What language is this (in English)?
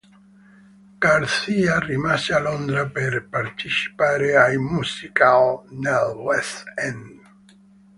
Italian